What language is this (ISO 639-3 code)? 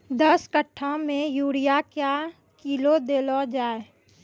mai